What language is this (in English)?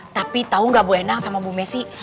Indonesian